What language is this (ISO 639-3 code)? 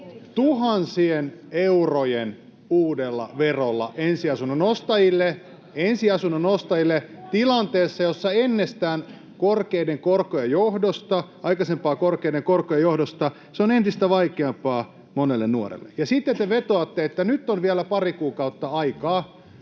fin